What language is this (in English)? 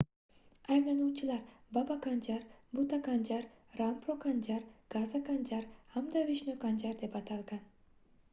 Uzbek